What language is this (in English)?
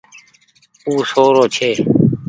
Goaria